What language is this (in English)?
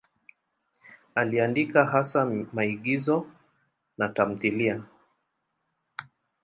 Swahili